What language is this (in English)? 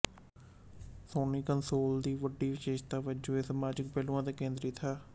Punjabi